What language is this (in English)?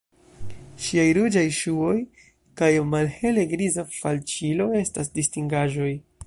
Esperanto